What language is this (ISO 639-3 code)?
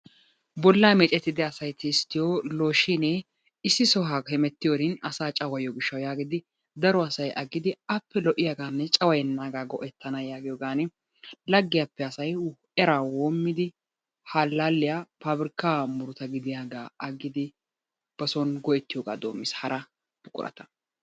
wal